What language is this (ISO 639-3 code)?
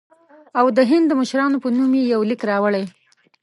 pus